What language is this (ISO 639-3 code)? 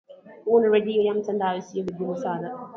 swa